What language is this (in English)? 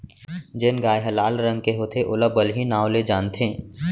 Chhattisgarhi